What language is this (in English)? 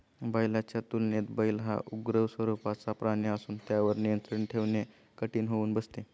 Marathi